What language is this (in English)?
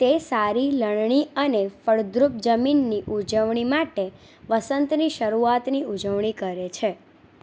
Gujarati